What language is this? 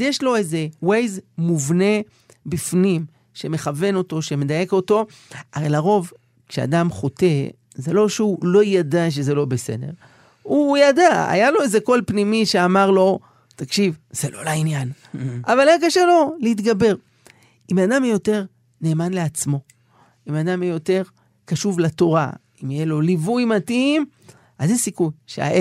Hebrew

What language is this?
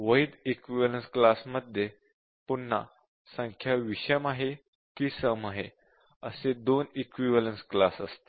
Marathi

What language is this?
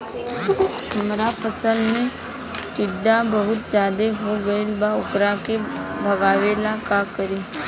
Bhojpuri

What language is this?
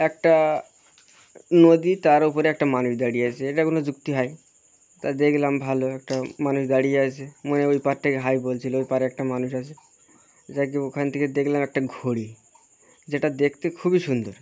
Bangla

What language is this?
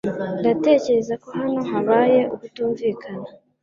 Kinyarwanda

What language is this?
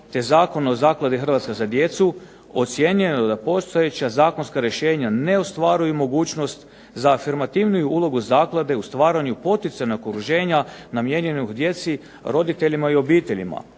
Croatian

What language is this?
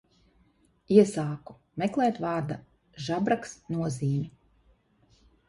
Latvian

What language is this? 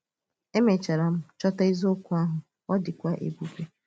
Igbo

